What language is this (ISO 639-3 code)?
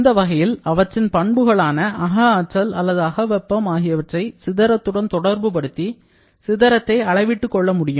tam